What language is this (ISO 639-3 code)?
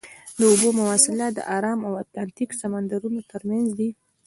pus